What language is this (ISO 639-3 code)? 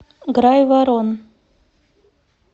rus